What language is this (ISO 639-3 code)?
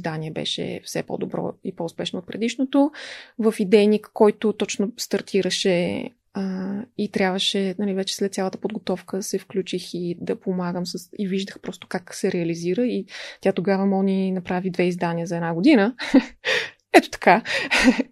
bul